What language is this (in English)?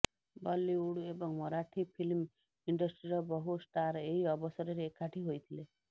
Odia